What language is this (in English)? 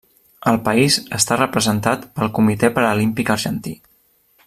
Catalan